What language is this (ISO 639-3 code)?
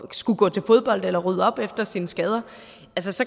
dan